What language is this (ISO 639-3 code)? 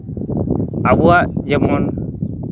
sat